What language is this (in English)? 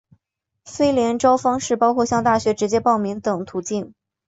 Chinese